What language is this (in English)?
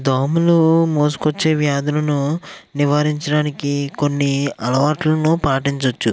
Telugu